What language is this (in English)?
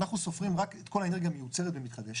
Hebrew